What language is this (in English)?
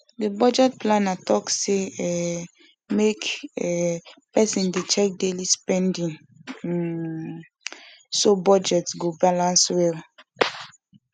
Nigerian Pidgin